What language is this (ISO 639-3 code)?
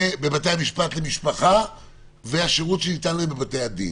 heb